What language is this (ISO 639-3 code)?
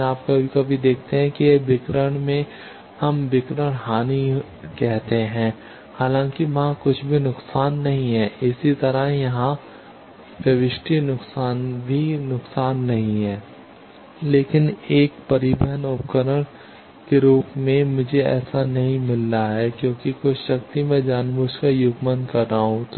hin